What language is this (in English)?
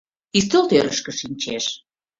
Mari